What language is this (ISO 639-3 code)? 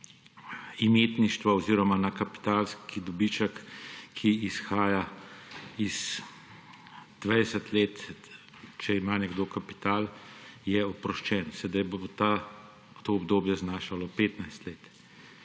slv